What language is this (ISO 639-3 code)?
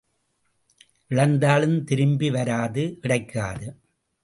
tam